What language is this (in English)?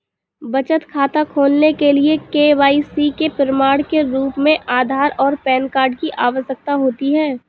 Hindi